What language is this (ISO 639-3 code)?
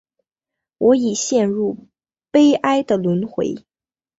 zho